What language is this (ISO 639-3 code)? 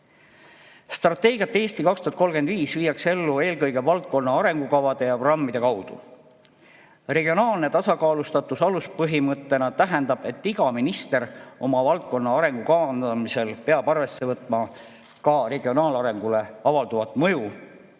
est